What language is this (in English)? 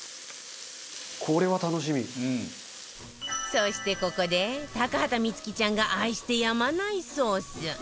Japanese